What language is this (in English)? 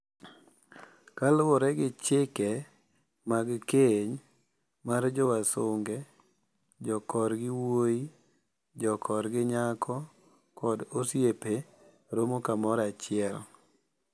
Luo (Kenya and Tanzania)